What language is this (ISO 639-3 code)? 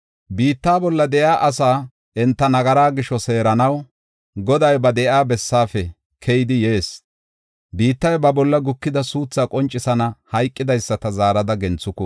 gof